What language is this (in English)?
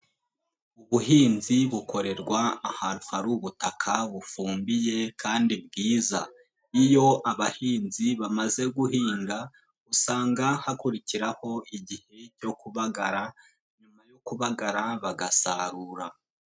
Kinyarwanda